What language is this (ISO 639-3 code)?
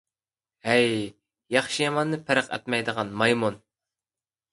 uig